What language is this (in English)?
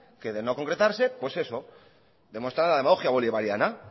Spanish